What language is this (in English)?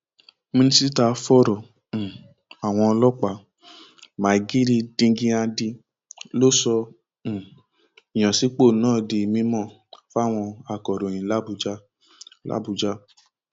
Yoruba